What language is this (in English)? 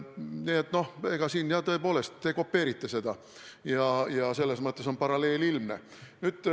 Estonian